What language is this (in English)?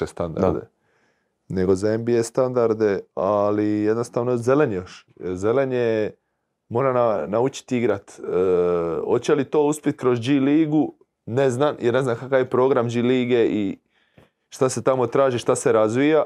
Croatian